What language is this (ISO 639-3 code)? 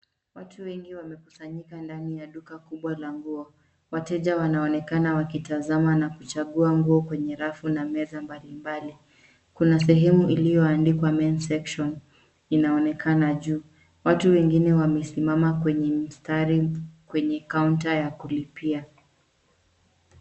swa